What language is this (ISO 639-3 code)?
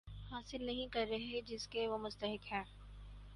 urd